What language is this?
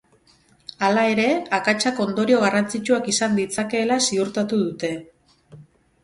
Basque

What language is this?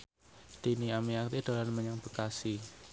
Javanese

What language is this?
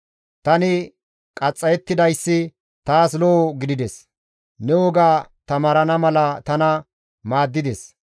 Gamo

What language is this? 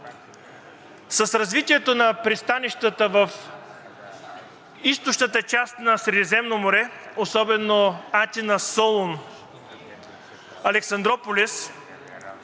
Bulgarian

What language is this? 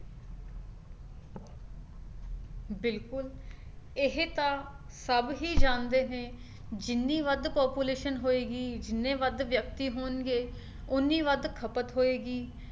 Punjabi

